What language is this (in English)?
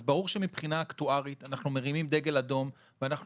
Hebrew